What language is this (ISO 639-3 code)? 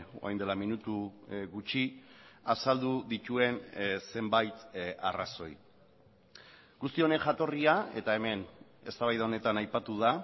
eus